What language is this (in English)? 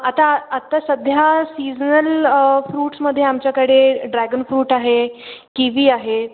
Marathi